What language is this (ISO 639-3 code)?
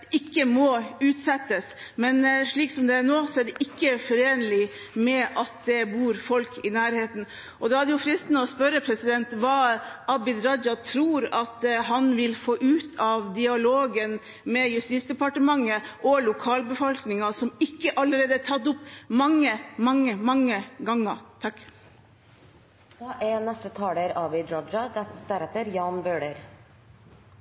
nob